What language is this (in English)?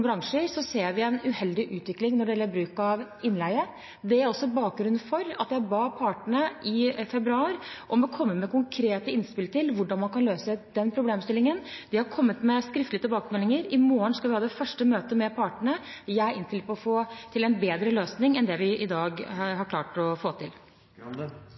Norwegian Bokmål